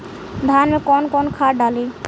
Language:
Bhojpuri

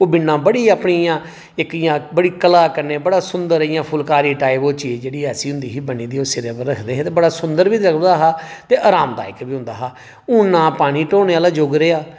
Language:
Dogri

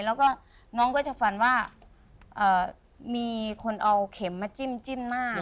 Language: Thai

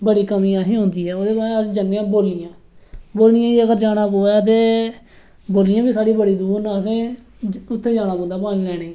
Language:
Dogri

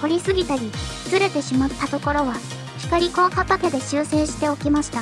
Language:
Japanese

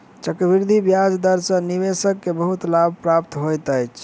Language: Maithili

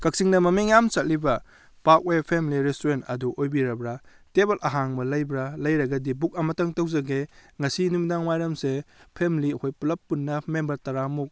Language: Manipuri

